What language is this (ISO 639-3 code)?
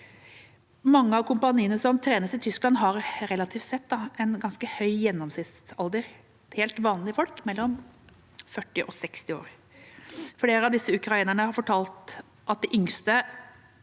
nor